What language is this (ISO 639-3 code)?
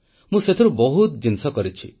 ori